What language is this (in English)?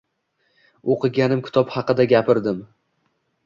Uzbek